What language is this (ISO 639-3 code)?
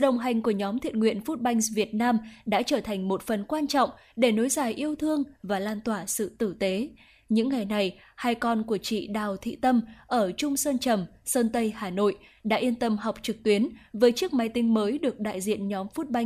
vie